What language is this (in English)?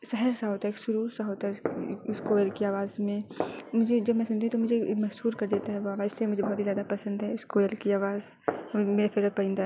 Urdu